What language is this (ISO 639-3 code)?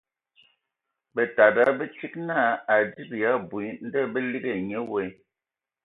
ewo